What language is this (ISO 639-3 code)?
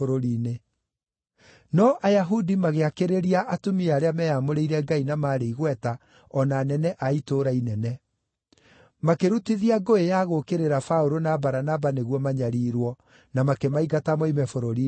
kik